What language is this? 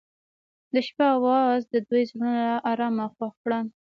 Pashto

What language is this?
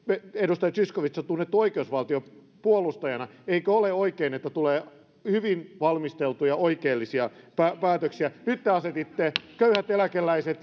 Finnish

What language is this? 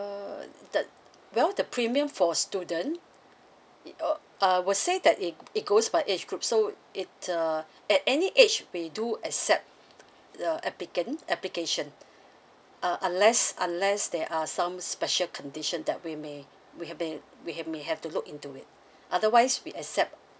English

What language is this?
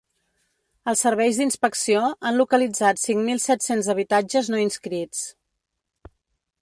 Catalan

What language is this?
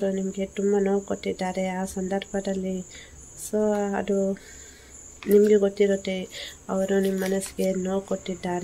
Arabic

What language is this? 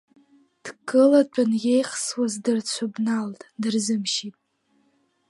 Abkhazian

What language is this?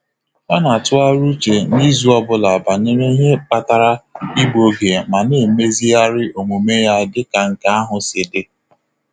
Igbo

